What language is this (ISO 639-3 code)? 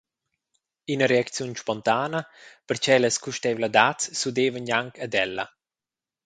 roh